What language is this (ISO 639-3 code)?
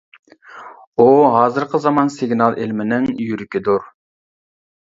uig